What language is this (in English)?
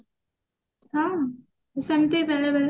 Odia